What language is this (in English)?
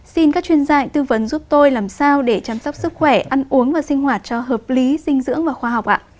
Vietnamese